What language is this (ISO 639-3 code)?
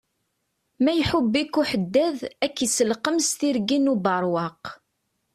kab